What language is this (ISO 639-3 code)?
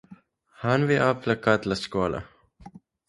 ron